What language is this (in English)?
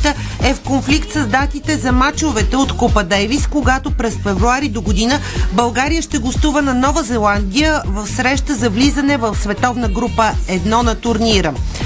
Bulgarian